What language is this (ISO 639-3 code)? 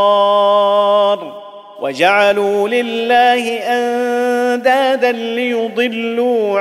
ara